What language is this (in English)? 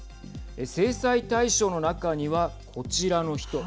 Japanese